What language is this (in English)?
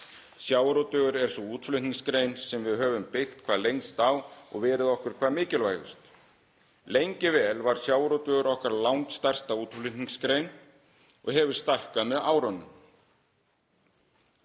Icelandic